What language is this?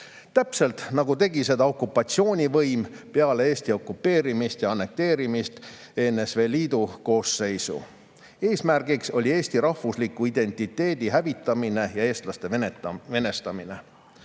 Estonian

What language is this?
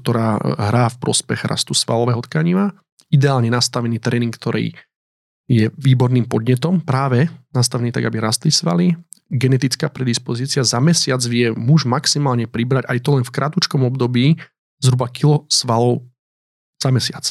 Slovak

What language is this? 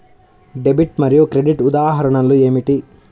Telugu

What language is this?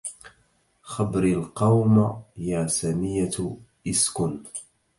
Arabic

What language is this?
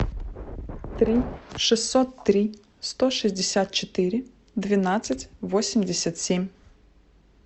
Russian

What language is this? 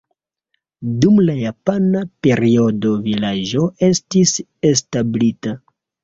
Esperanto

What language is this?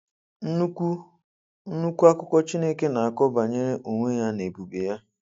Igbo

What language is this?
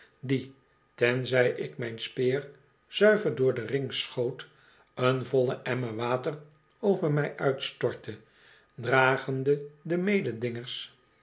Dutch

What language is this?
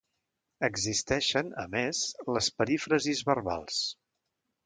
Catalan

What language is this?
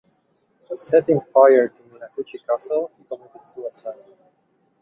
English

